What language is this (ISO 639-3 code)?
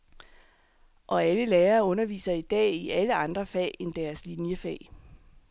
dan